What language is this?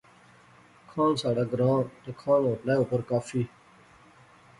Pahari-Potwari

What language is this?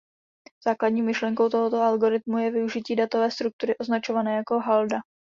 Czech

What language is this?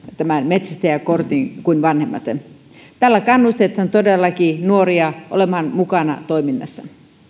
Finnish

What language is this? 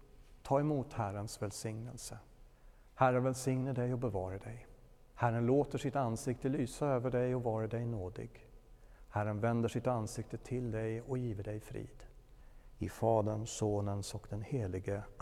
Swedish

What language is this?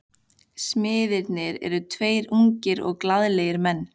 Icelandic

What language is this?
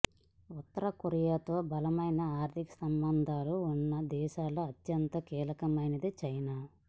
Telugu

